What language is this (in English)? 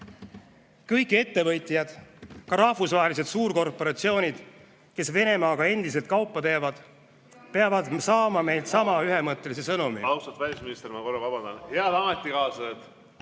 Estonian